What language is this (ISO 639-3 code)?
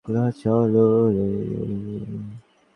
ben